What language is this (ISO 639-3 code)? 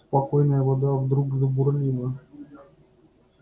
rus